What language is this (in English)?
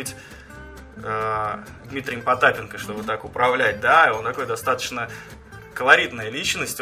Russian